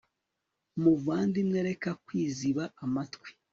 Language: Kinyarwanda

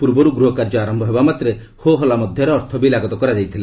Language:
Odia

